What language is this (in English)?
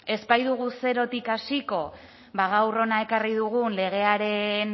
Basque